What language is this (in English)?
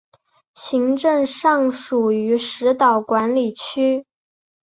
Chinese